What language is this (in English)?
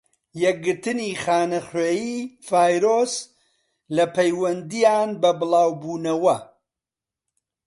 Central Kurdish